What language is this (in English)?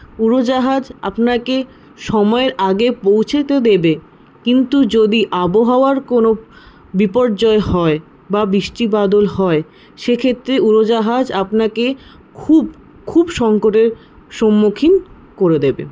Bangla